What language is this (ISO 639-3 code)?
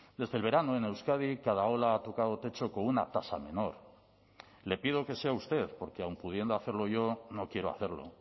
spa